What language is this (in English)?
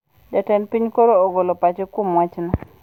Luo (Kenya and Tanzania)